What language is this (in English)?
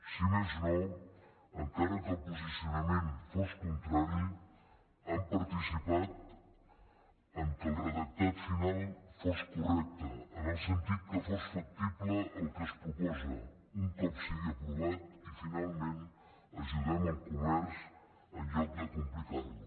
Catalan